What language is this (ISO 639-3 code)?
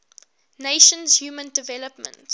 eng